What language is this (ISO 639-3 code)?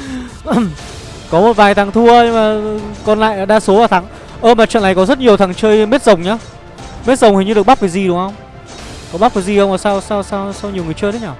vie